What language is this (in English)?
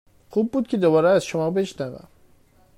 Persian